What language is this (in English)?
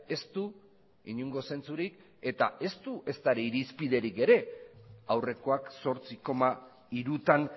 Basque